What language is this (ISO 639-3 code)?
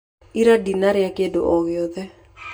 kik